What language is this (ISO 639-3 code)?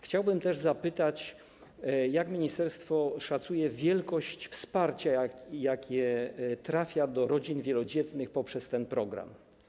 pol